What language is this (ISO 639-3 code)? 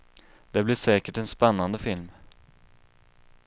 swe